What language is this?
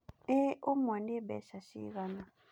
Kikuyu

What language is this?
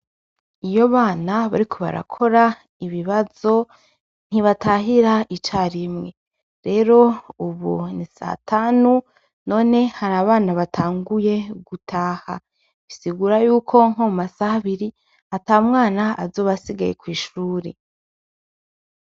Rundi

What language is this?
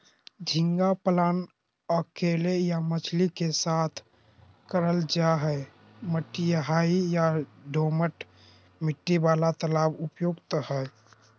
Magahi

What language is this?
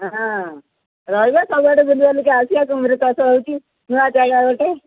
Odia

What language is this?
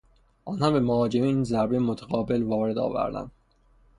Persian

